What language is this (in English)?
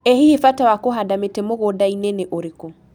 Kikuyu